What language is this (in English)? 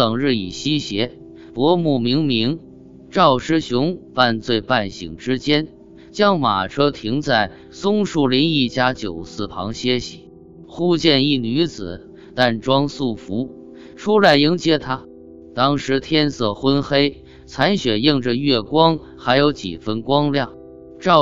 Chinese